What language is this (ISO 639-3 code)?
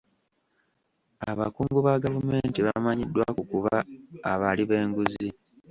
lug